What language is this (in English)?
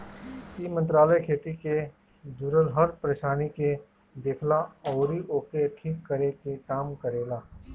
Bhojpuri